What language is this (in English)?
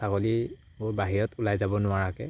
Assamese